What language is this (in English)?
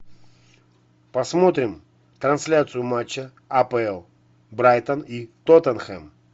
Russian